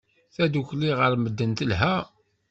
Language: Kabyle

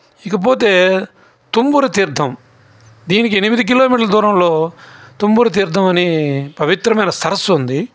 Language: Telugu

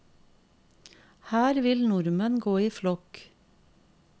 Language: Norwegian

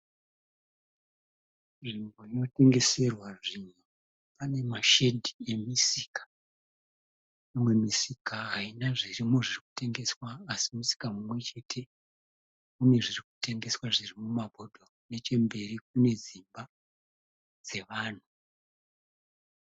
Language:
Shona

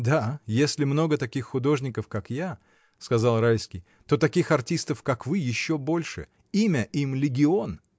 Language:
Russian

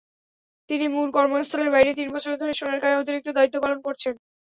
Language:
Bangla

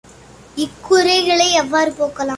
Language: Tamil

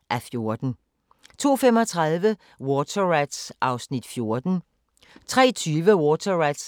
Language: Danish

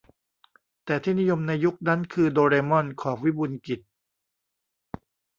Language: Thai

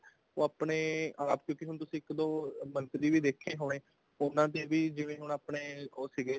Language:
Punjabi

